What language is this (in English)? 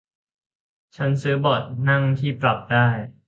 Thai